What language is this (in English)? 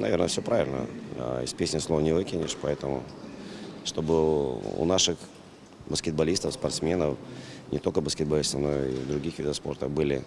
Russian